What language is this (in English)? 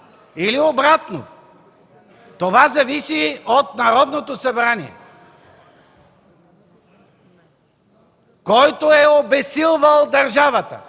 Bulgarian